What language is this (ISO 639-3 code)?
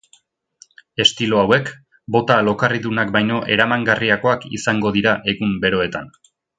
eus